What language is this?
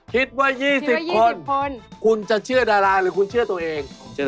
Thai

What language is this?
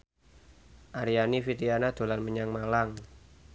Javanese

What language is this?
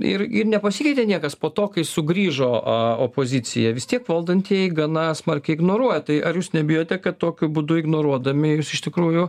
Lithuanian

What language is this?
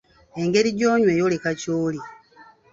Ganda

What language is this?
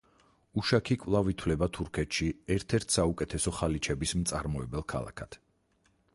Georgian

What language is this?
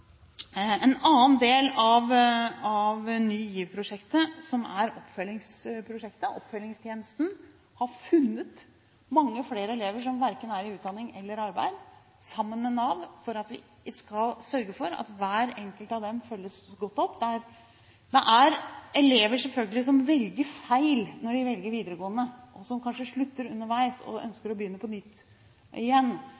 Norwegian Bokmål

